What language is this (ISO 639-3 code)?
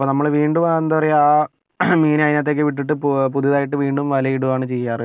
mal